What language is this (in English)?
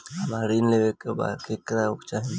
Bhojpuri